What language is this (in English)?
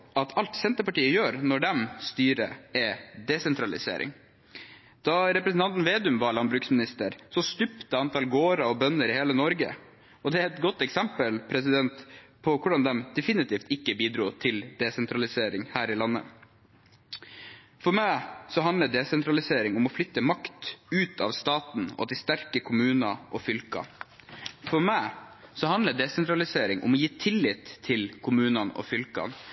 Norwegian Bokmål